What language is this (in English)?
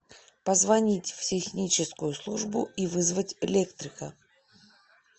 Russian